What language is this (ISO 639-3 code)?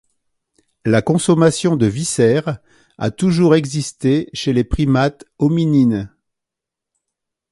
fra